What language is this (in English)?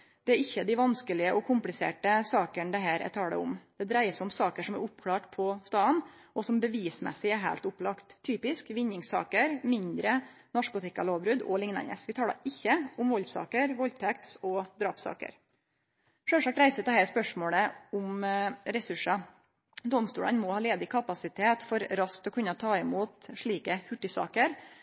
Norwegian Nynorsk